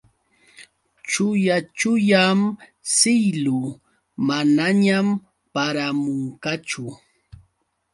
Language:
Yauyos Quechua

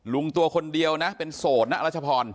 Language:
Thai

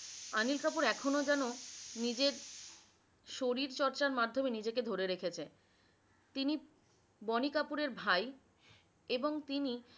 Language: Bangla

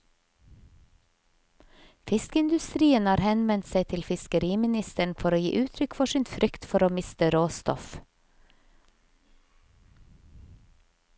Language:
Norwegian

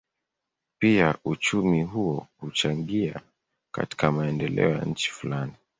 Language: Swahili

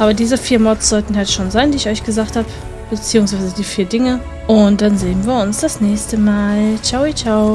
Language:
German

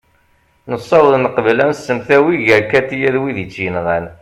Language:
Kabyle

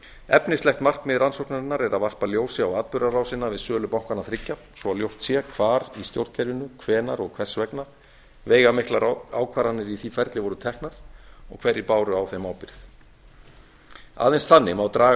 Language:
Icelandic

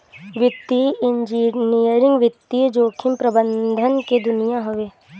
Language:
Bhojpuri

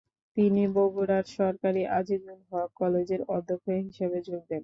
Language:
Bangla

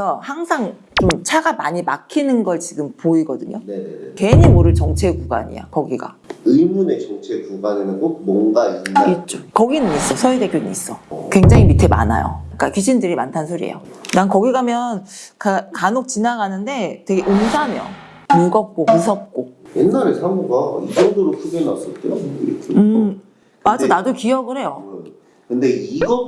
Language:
Korean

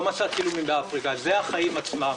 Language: Hebrew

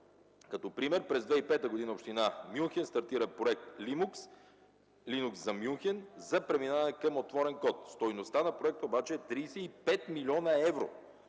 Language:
Bulgarian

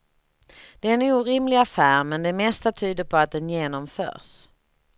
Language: Swedish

